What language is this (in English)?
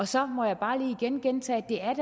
Danish